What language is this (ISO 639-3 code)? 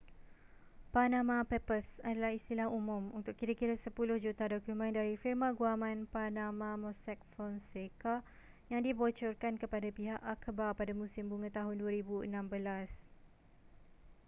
msa